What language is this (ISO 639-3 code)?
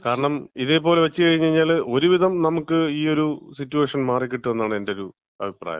mal